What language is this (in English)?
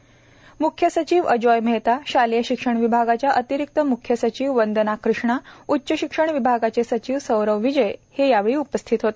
Marathi